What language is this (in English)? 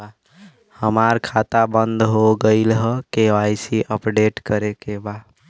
Bhojpuri